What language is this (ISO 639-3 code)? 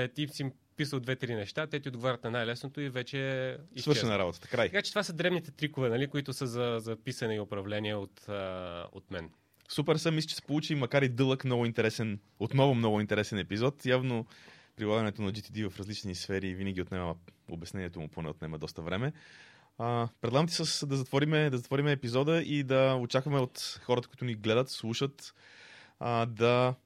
bul